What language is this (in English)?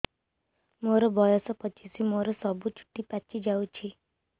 Odia